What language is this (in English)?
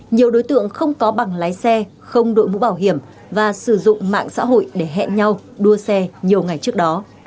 Vietnamese